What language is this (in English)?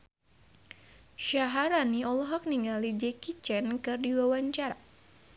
Sundanese